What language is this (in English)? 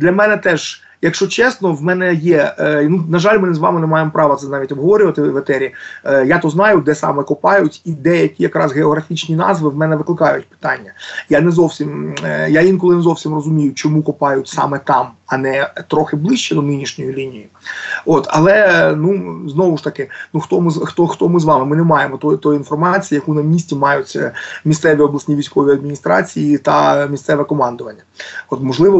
Ukrainian